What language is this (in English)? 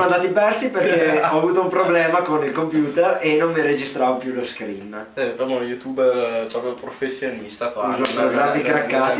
Italian